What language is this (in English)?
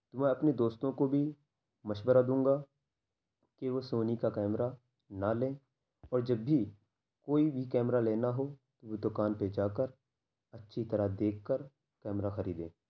Urdu